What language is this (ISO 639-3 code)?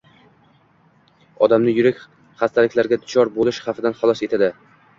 uzb